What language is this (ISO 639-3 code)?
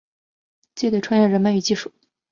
zho